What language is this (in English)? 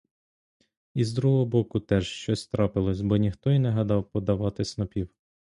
Ukrainian